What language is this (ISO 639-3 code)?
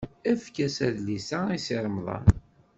kab